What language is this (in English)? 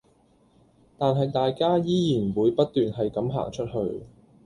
Cantonese